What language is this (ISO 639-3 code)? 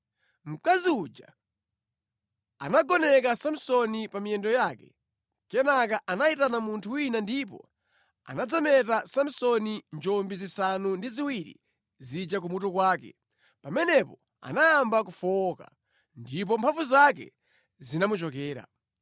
nya